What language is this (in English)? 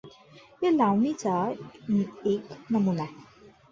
Marathi